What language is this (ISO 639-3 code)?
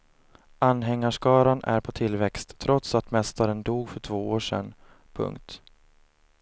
swe